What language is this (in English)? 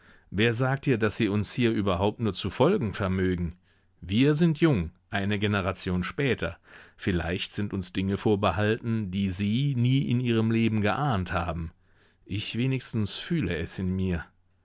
German